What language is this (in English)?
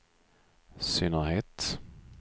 Swedish